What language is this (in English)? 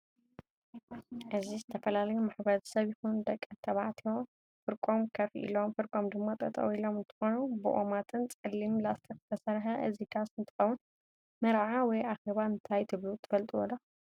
Tigrinya